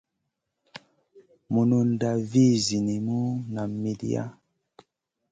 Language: Masana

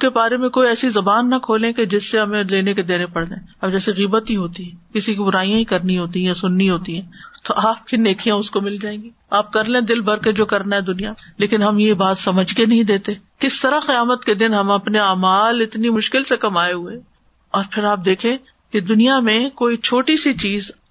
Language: Urdu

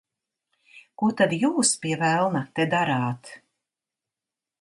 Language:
Latvian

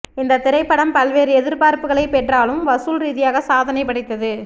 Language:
Tamil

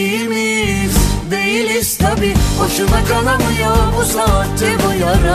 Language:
Turkish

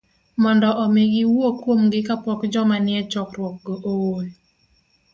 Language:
Luo (Kenya and Tanzania)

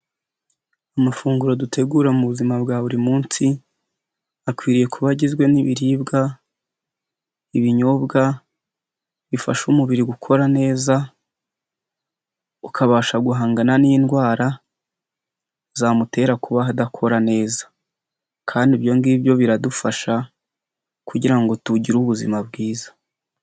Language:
Kinyarwanda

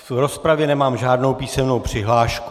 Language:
Czech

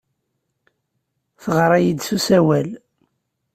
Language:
Kabyle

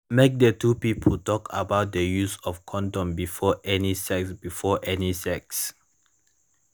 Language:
Nigerian Pidgin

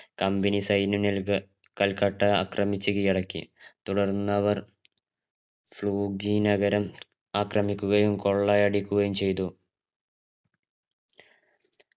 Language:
Malayalam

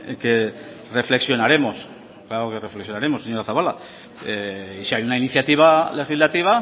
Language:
Spanish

